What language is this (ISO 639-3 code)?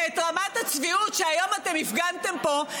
heb